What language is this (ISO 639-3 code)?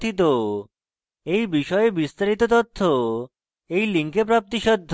ben